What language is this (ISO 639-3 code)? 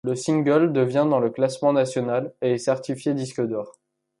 fra